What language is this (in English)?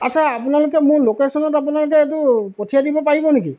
Assamese